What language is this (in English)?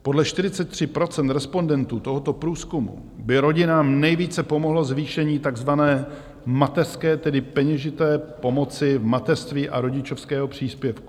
Czech